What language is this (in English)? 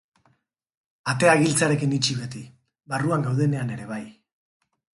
Basque